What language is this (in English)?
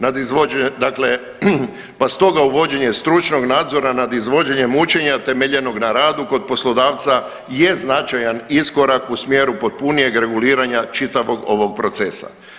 Croatian